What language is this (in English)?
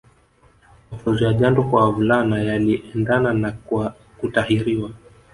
Swahili